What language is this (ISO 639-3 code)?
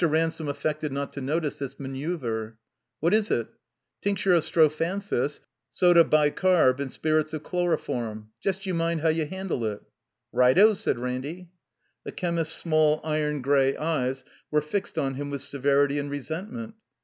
eng